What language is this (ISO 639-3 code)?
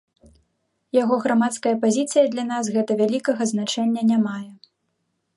bel